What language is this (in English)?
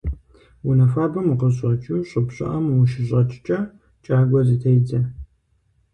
Kabardian